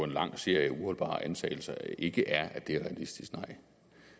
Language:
Danish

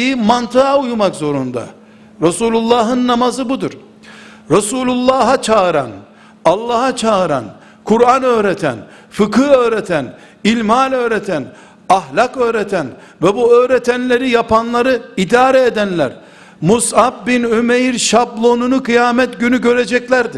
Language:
Turkish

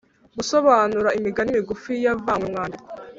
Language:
Kinyarwanda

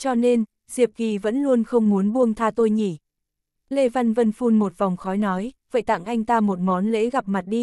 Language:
Vietnamese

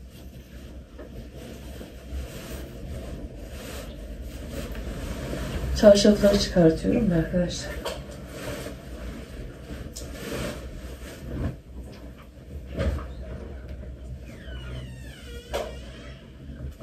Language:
Turkish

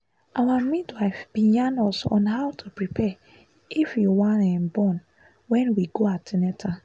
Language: Nigerian Pidgin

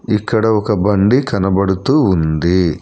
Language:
Telugu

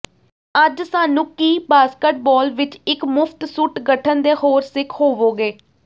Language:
Punjabi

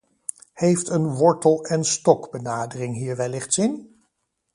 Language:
Dutch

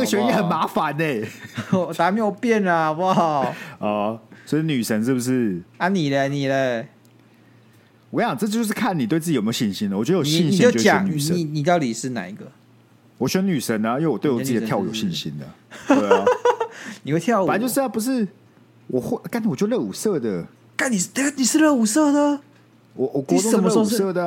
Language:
Chinese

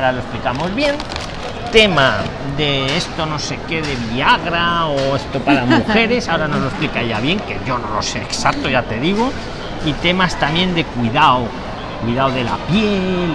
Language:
Spanish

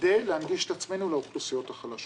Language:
Hebrew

